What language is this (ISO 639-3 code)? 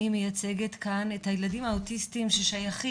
heb